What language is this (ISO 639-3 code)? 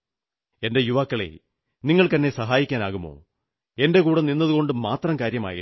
mal